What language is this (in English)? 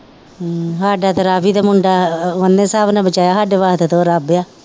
Punjabi